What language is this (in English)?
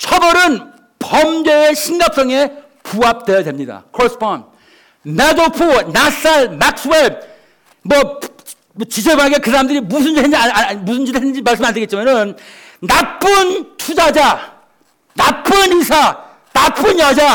Korean